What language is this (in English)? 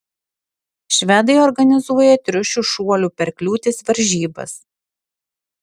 Lithuanian